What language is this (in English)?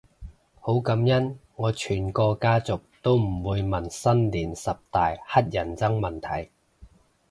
Cantonese